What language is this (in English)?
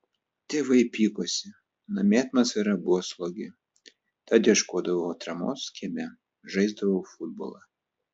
Lithuanian